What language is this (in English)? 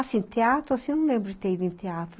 Portuguese